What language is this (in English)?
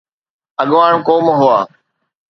Sindhi